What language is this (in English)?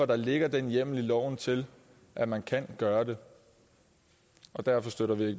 Danish